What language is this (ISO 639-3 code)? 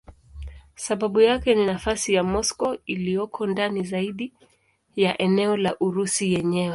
swa